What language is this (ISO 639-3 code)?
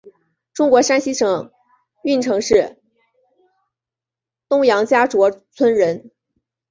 zho